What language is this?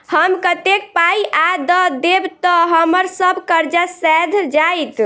Maithili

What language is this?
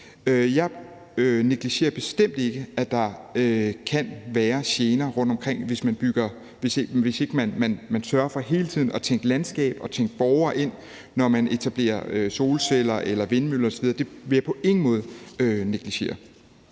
Danish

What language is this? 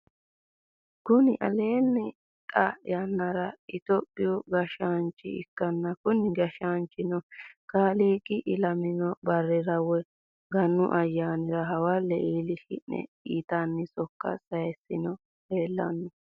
Sidamo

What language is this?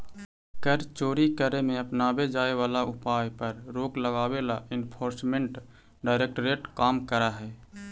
Magahi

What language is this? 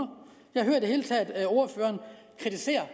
Danish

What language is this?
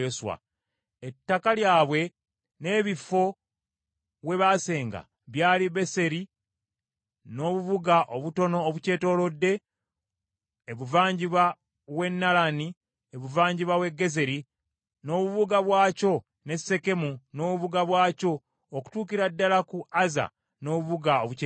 Ganda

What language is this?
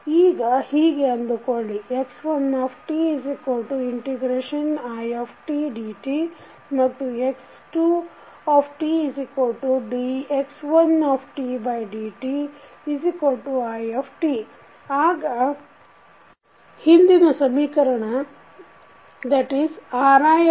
Kannada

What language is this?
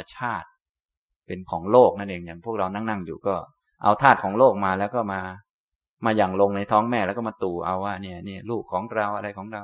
Thai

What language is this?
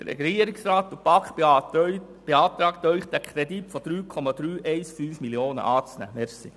Swiss German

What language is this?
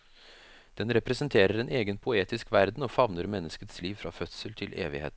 Norwegian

